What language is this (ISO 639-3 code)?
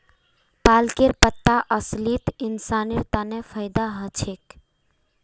mag